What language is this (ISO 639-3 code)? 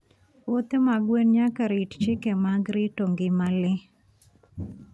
luo